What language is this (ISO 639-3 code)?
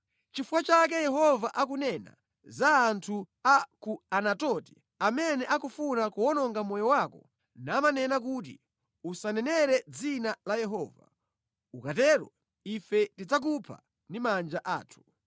nya